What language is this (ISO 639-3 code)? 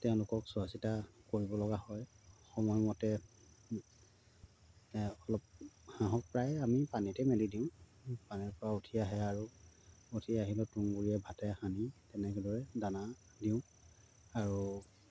asm